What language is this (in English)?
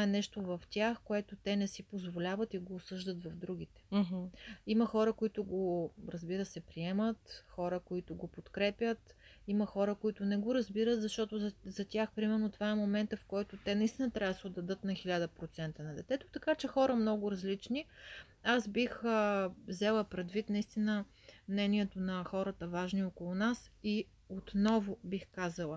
Bulgarian